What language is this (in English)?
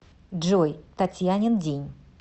Russian